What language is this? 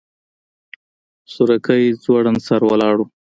Pashto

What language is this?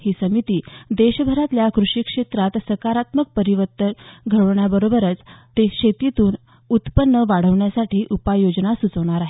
Marathi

